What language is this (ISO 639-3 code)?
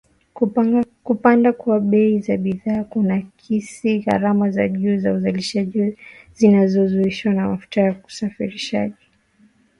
swa